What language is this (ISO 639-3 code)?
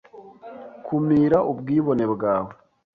kin